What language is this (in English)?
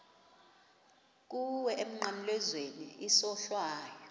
Xhosa